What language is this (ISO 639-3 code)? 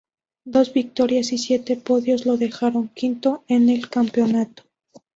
spa